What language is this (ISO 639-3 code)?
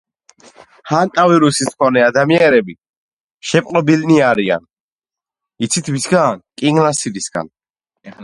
kat